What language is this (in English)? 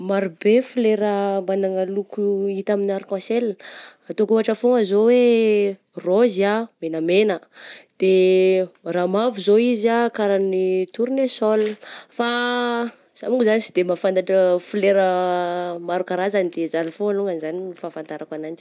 Southern Betsimisaraka Malagasy